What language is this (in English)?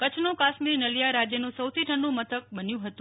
Gujarati